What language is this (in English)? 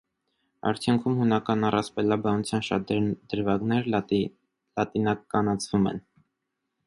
Armenian